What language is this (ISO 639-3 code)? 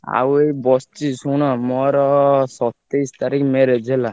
ori